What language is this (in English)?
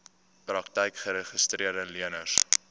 Afrikaans